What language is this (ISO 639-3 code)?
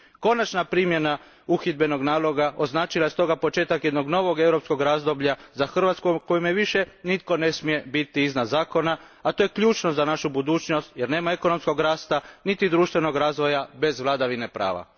hrv